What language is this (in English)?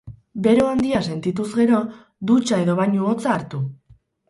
Basque